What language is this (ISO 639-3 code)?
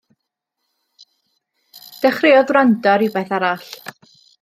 cym